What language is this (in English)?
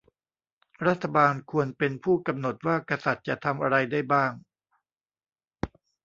Thai